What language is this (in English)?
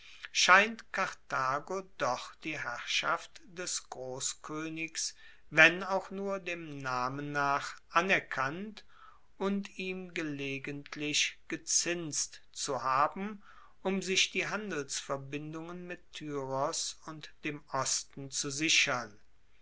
German